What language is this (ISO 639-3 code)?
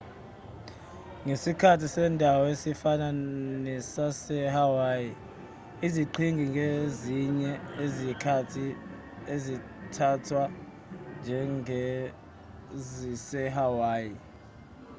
zul